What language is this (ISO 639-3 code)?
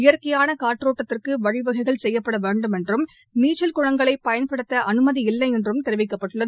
tam